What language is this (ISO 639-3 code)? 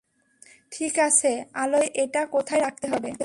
ben